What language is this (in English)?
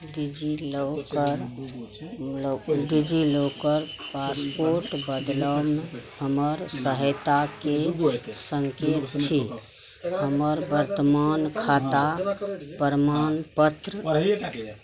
Maithili